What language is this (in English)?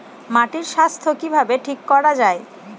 Bangla